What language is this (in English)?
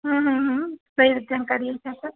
Maithili